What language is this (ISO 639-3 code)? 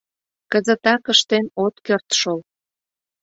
chm